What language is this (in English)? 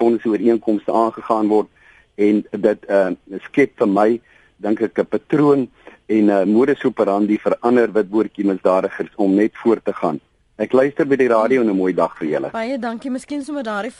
Dutch